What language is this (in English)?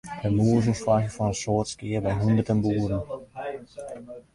Western Frisian